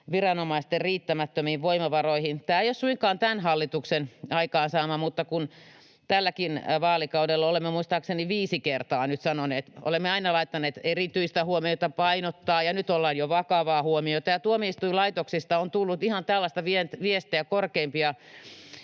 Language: Finnish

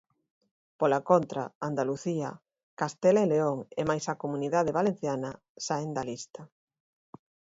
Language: Galician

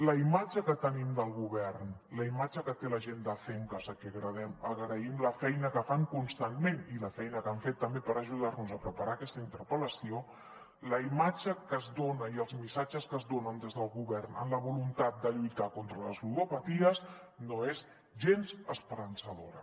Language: Catalan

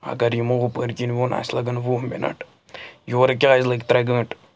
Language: Kashmiri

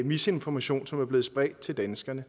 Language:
Danish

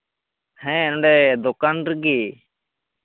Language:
Santali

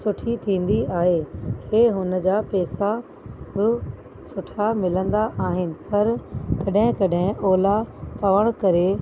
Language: Sindhi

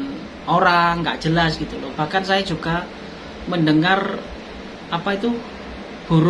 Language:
Indonesian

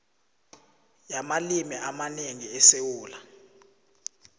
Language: South Ndebele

